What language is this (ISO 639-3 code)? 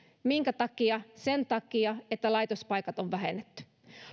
fin